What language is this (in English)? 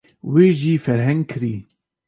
Kurdish